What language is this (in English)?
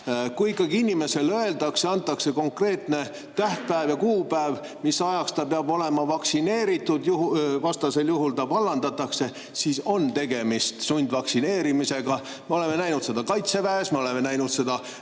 Estonian